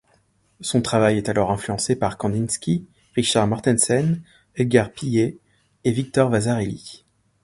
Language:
French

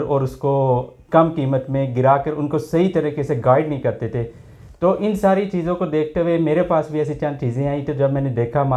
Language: Urdu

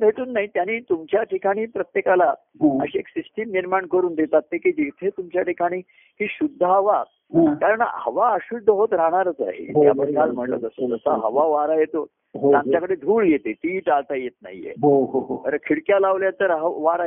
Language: Marathi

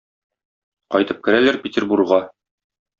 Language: Tatar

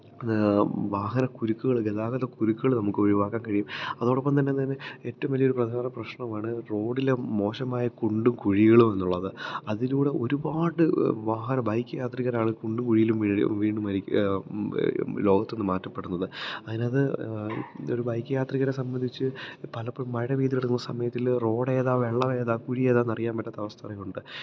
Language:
Malayalam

